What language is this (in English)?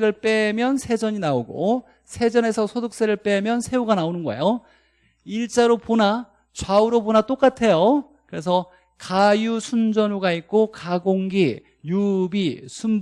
Korean